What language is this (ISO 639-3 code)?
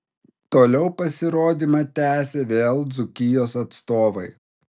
lit